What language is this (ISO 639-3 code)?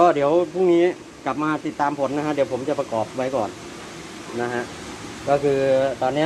tha